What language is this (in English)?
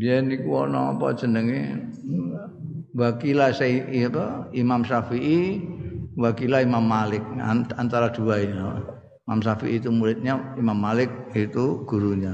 Indonesian